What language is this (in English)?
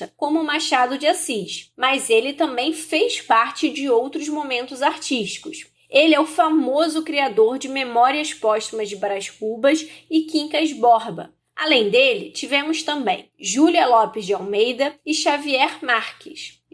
Portuguese